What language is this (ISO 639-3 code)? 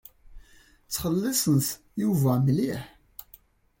kab